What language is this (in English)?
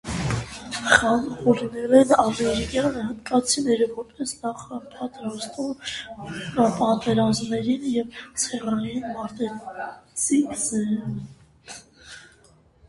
Armenian